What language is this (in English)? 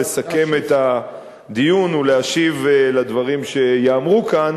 Hebrew